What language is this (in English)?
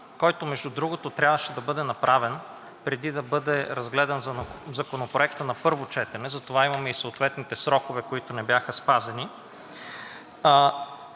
Bulgarian